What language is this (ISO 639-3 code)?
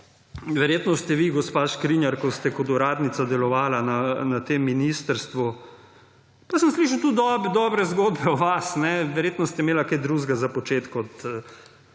slv